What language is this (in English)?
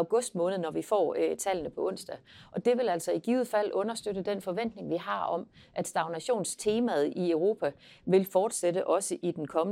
Danish